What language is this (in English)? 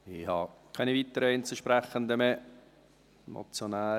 Swiss German